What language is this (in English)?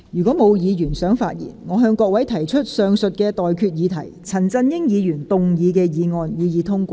Cantonese